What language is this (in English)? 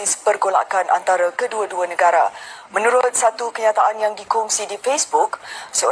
Malay